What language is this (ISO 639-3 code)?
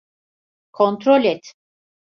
tur